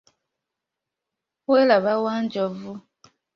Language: Ganda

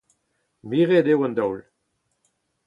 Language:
Breton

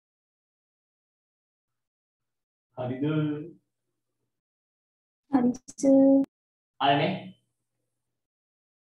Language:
Indonesian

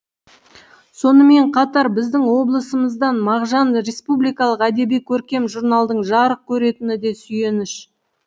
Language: Kazakh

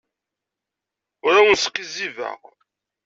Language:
Kabyle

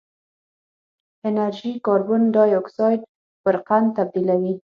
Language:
Pashto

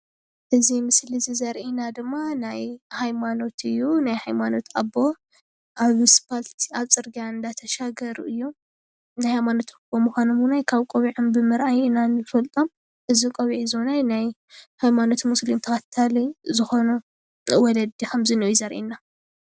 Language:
Tigrinya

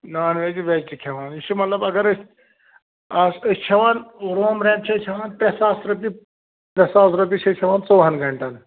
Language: Kashmiri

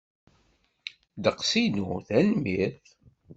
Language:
Kabyle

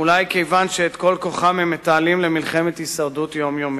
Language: Hebrew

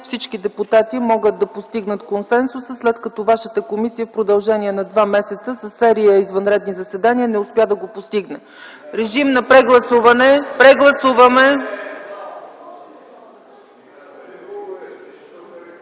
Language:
Bulgarian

